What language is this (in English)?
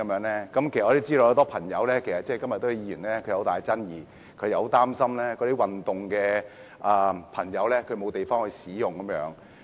Cantonese